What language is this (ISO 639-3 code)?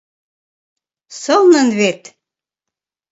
chm